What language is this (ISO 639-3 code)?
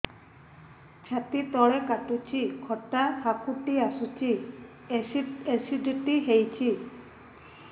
ori